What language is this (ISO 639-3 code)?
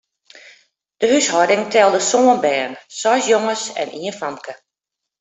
fry